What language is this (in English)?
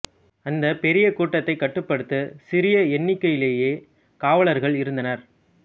Tamil